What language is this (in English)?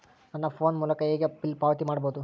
Kannada